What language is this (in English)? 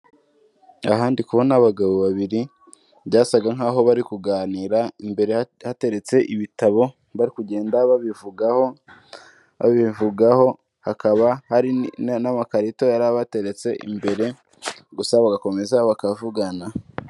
Kinyarwanda